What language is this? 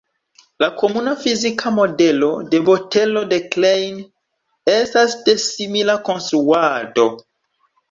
Esperanto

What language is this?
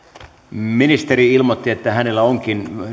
Finnish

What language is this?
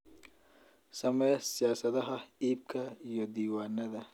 Somali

